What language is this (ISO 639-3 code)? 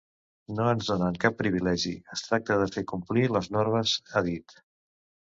cat